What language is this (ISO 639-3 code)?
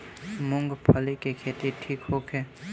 bho